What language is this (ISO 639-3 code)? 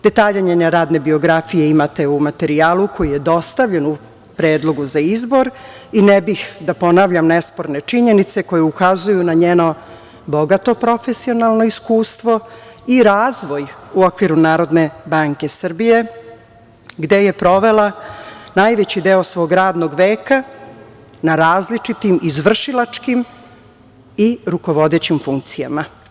srp